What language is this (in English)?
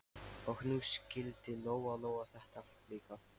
Icelandic